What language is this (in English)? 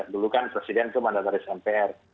Indonesian